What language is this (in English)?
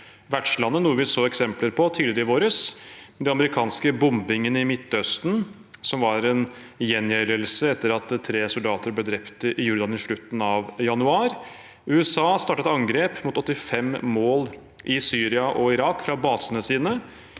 Norwegian